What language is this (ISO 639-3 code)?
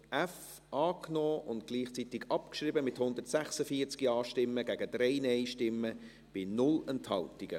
gsw